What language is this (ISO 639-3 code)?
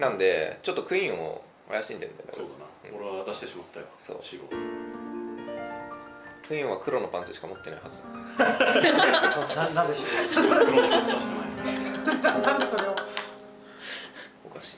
jpn